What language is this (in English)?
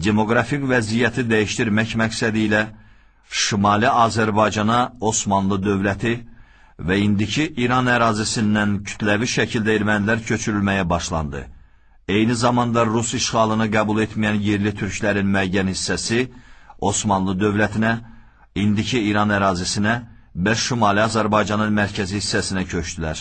Turkish